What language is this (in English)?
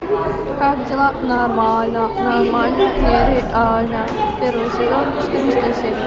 Russian